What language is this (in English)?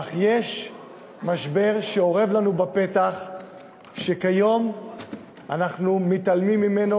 Hebrew